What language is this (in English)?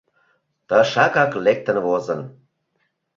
Mari